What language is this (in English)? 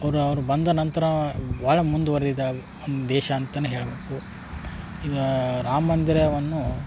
Kannada